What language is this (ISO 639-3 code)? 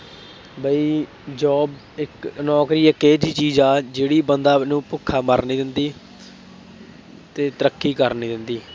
pan